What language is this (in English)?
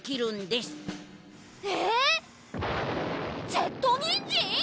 Japanese